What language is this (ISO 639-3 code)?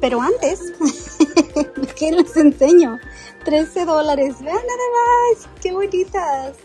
spa